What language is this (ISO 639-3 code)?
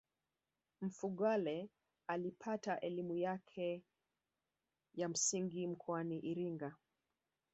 swa